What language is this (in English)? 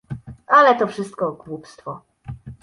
Polish